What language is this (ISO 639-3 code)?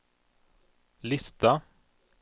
swe